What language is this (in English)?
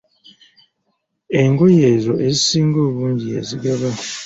Ganda